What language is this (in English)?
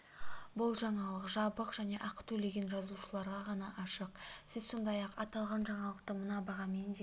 Kazakh